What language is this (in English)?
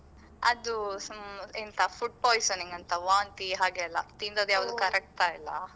Kannada